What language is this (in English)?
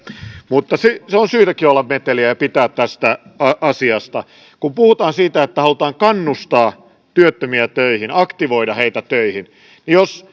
Finnish